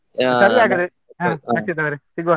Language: Kannada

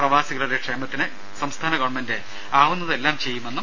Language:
Malayalam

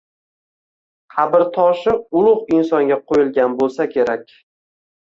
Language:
Uzbek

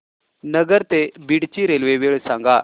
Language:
Marathi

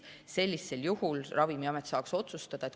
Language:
Estonian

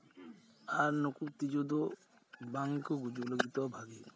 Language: Santali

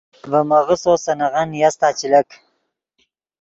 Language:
Yidgha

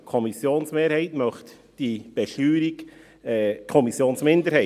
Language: Swiss German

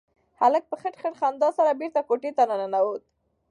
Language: Pashto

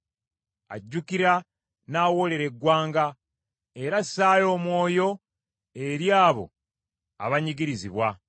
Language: Ganda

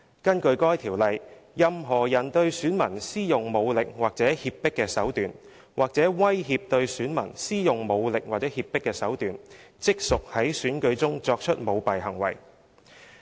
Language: Cantonese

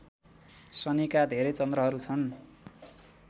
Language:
Nepali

